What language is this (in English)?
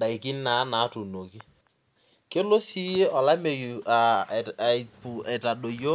Masai